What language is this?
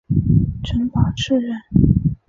Chinese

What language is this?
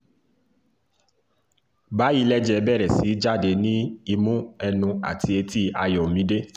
Yoruba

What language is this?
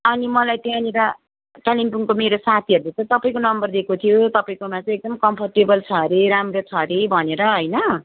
Nepali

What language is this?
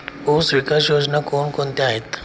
Marathi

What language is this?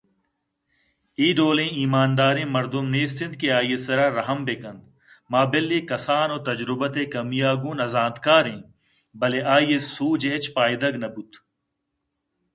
Eastern Balochi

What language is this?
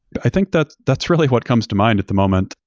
English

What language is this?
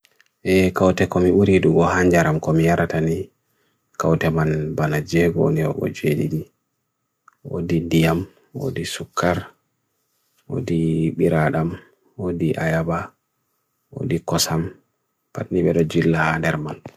Bagirmi Fulfulde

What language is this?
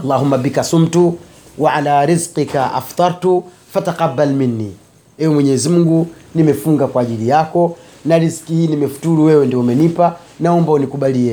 Swahili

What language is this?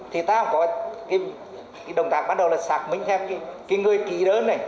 Vietnamese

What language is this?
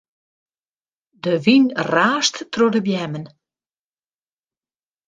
Western Frisian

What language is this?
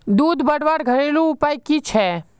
Magahi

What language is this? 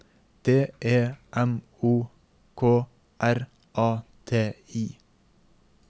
Norwegian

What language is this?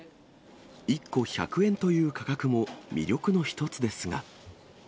Japanese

